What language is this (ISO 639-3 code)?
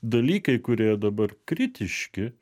lit